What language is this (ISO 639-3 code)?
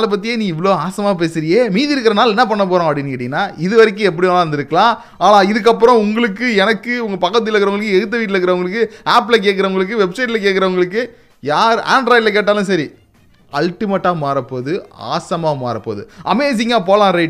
tam